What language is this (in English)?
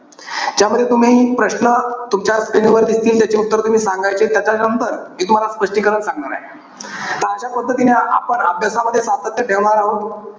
Marathi